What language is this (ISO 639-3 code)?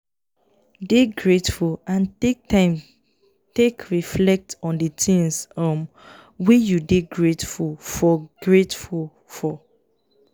pcm